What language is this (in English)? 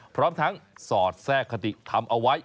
Thai